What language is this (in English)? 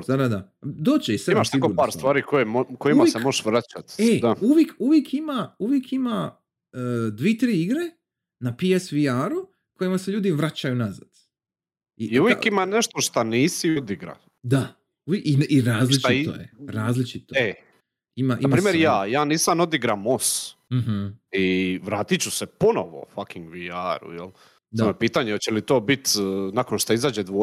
Croatian